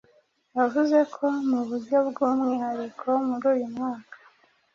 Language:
Kinyarwanda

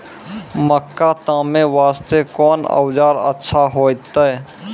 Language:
Maithili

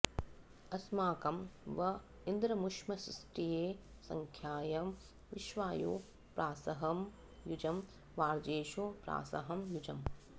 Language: Sanskrit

